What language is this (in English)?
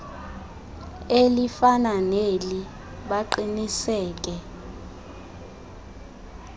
Xhosa